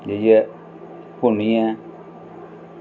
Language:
Dogri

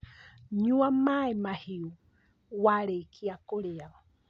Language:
Kikuyu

